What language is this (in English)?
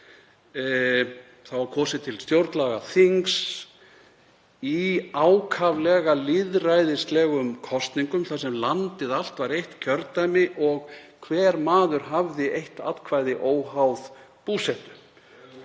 Icelandic